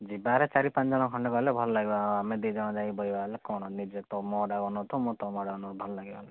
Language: Odia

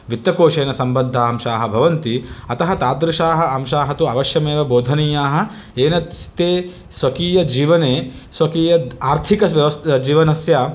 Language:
Sanskrit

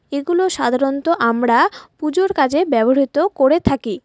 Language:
Bangla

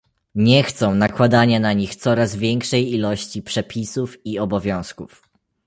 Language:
Polish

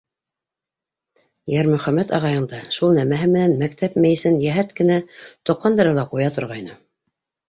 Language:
Bashkir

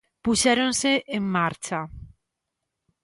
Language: Galician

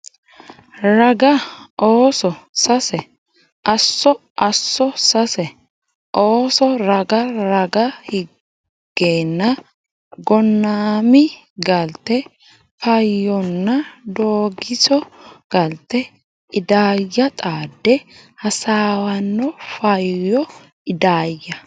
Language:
Sidamo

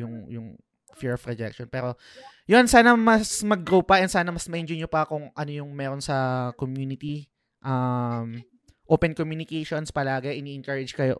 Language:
Filipino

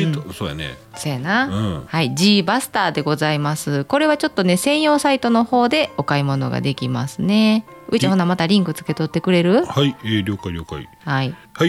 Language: Japanese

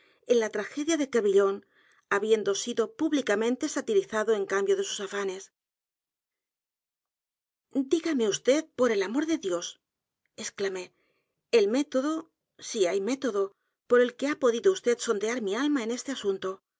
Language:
Spanish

